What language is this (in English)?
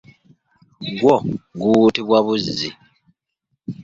Ganda